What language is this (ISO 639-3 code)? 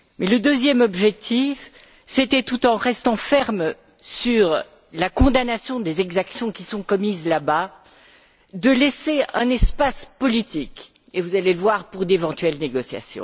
fra